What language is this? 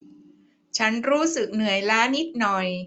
Thai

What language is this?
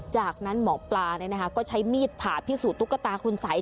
Thai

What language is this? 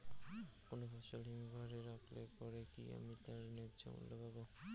Bangla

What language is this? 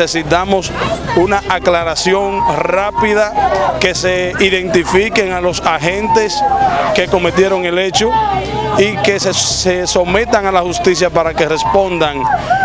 Spanish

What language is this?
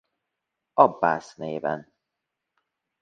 Hungarian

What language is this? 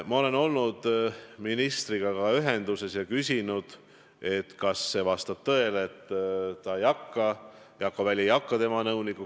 Estonian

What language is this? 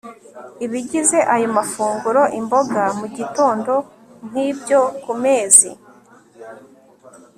Kinyarwanda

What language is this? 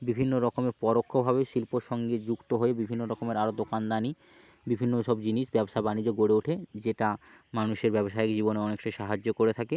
Bangla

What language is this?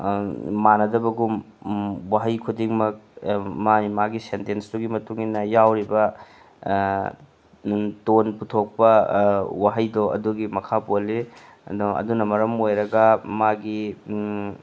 Manipuri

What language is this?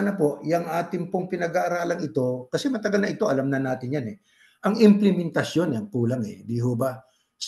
Filipino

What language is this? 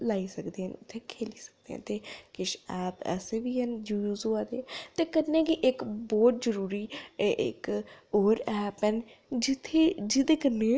Dogri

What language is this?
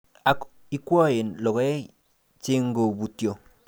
Kalenjin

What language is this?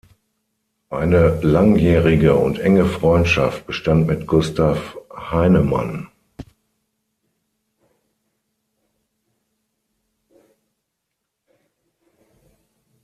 German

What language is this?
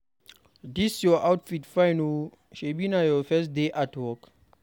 Nigerian Pidgin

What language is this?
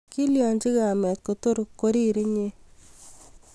Kalenjin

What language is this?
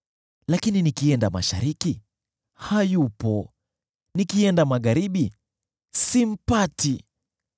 Swahili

